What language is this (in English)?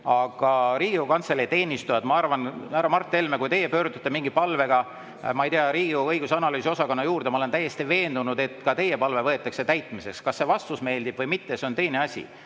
Estonian